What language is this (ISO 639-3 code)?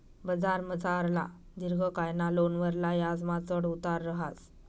mar